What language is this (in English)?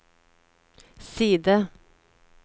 Norwegian